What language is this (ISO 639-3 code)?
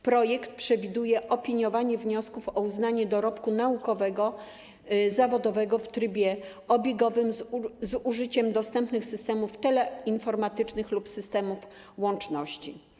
pol